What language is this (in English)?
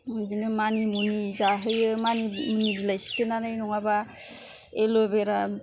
Bodo